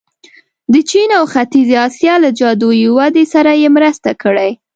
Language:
Pashto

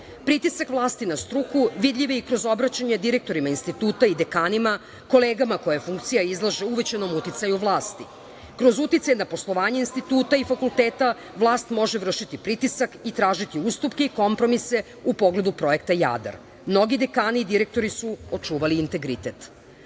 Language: Serbian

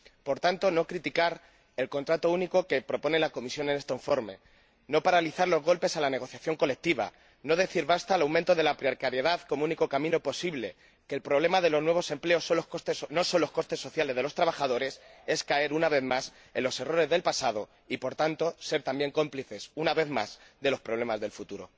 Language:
Spanish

